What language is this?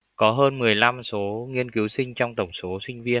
Vietnamese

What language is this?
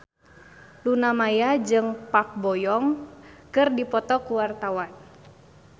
Sundanese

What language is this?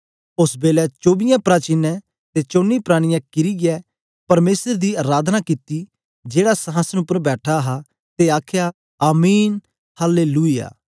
Dogri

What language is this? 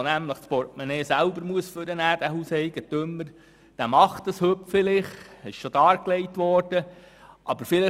Swiss German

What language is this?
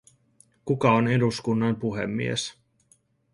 Finnish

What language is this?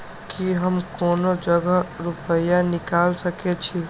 Maithili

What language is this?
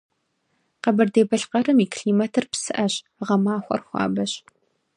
Kabardian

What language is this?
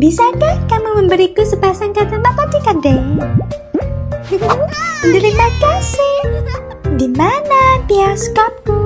Indonesian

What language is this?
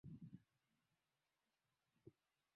Swahili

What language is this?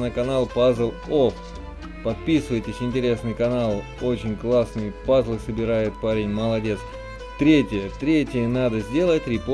Russian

